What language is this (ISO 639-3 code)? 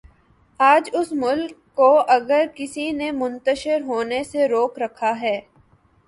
urd